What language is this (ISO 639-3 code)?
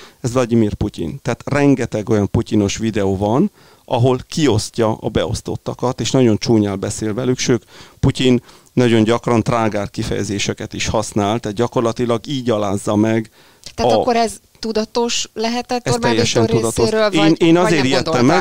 hun